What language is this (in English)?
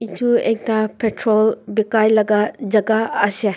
Naga Pidgin